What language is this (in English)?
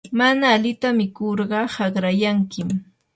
Yanahuanca Pasco Quechua